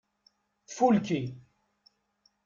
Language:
Kabyle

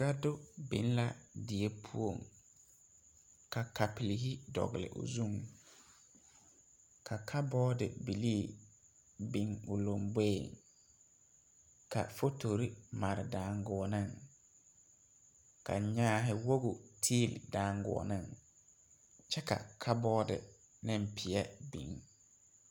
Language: Southern Dagaare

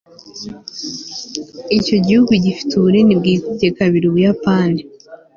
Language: Kinyarwanda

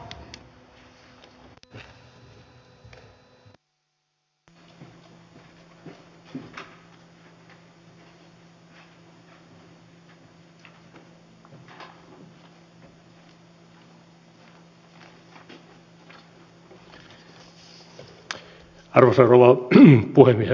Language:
Finnish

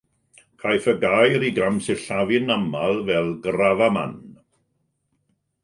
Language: Welsh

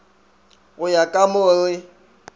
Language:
Northern Sotho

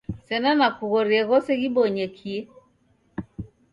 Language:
Taita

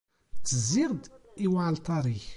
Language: Kabyle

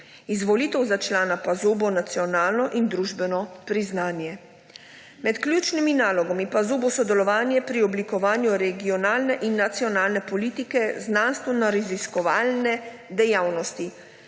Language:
Slovenian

